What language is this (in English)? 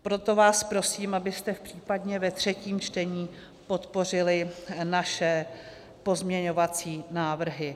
Czech